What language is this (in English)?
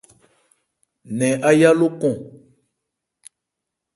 Ebrié